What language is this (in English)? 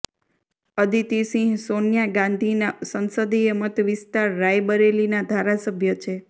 Gujarati